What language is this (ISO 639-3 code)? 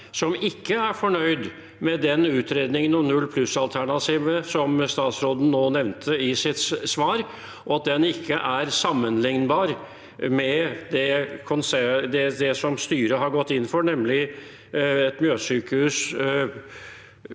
nor